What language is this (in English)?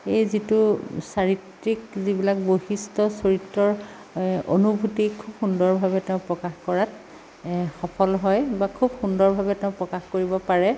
Assamese